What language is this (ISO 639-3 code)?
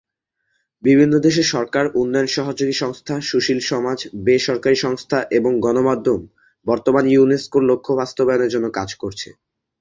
ben